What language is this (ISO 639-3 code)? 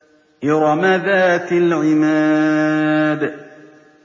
ara